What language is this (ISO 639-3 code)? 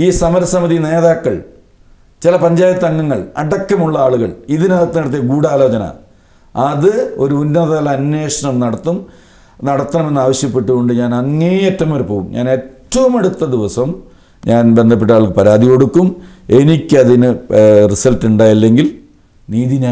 ron